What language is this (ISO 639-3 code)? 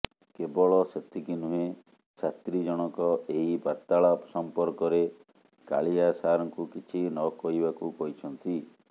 ori